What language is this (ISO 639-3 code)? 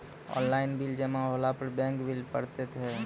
mai